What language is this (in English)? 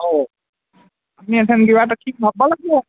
Assamese